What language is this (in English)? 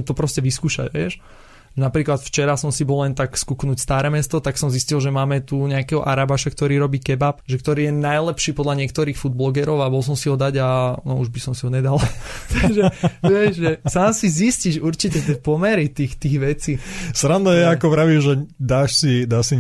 Slovak